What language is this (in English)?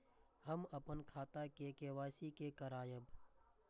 Maithili